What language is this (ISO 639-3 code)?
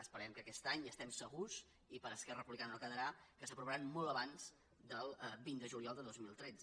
cat